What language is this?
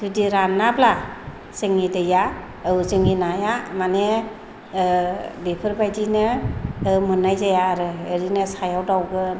Bodo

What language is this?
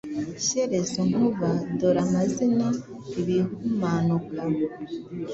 Kinyarwanda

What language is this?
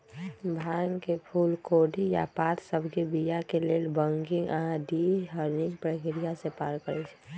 Magahi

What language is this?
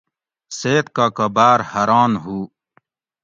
Gawri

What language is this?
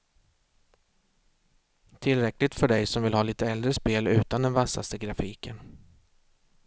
Swedish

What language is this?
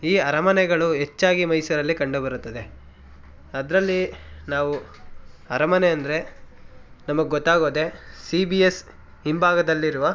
Kannada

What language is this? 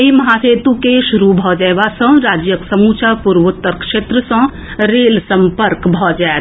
Maithili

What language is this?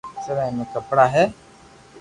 Loarki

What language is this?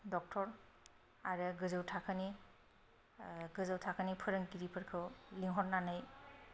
Bodo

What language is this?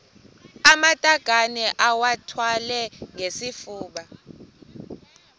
Xhosa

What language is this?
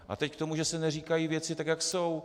Czech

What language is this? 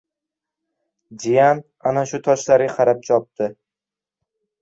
Uzbek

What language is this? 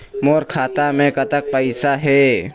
Chhattisgarhi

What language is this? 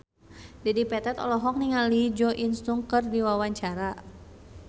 Sundanese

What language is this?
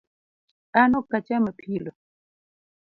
Luo (Kenya and Tanzania)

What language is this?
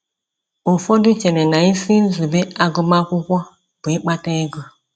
Igbo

